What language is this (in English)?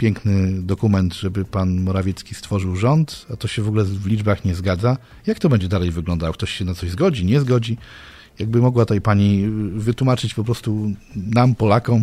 Polish